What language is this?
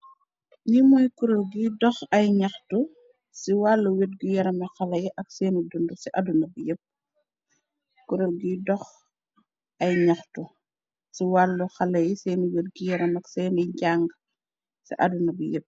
Wolof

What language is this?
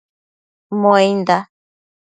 Matsés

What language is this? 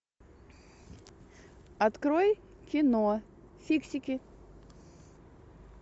Russian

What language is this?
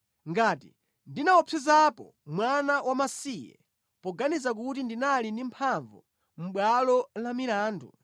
Nyanja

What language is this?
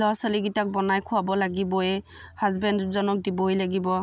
Assamese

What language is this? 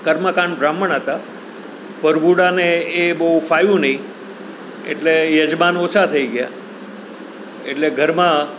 Gujarati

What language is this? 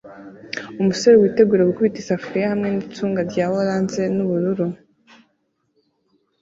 Kinyarwanda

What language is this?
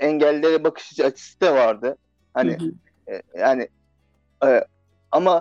Turkish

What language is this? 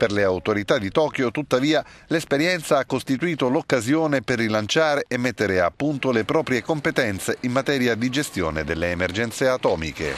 Italian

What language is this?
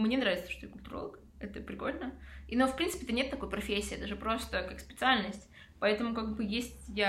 Russian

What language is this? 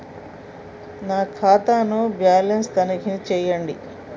Telugu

